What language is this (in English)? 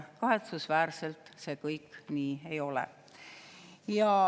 Estonian